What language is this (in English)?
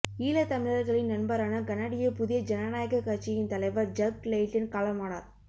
Tamil